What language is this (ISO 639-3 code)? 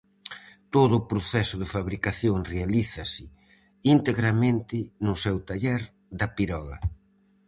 glg